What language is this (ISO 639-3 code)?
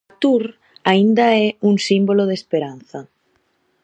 glg